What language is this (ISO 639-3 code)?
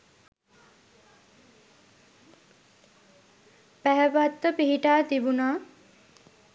sin